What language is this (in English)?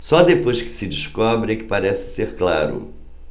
Portuguese